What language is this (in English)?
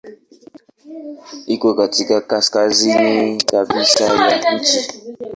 Swahili